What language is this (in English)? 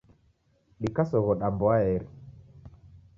Taita